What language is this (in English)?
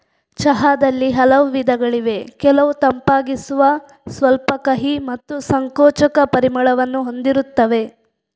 Kannada